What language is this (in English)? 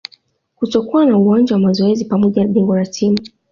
Swahili